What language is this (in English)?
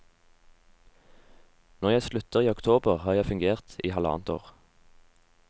Norwegian